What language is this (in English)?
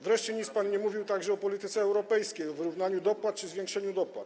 Polish